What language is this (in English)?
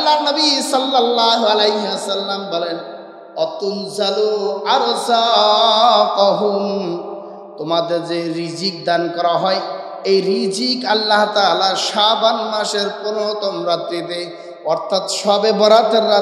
Indonesian